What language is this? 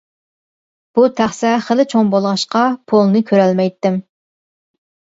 Uyghur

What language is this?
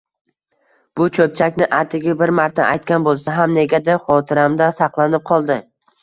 Uzbek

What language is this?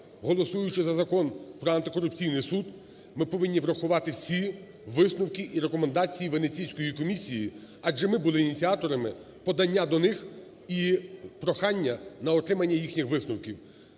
Ukrainian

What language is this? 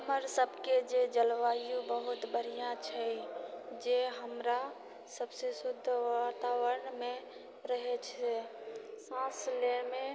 Maithili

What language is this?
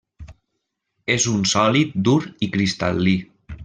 Catalan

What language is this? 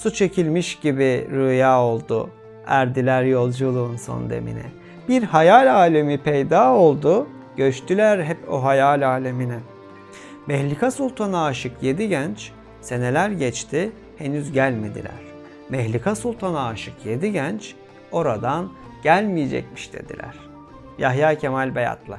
Turkish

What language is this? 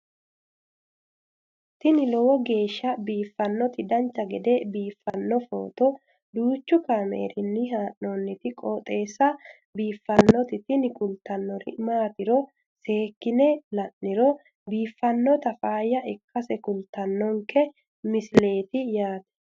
Sidamo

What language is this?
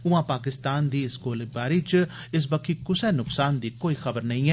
Dogri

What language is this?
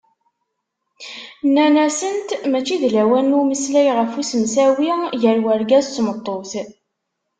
Kabyle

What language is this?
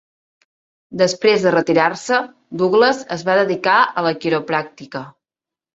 Catalan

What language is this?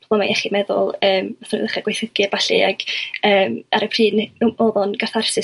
Welsh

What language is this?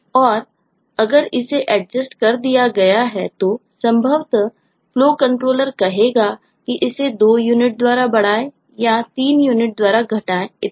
Hindi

